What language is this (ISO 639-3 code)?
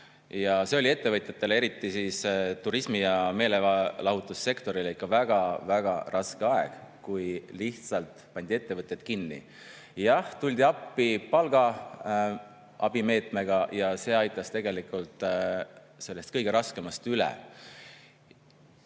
est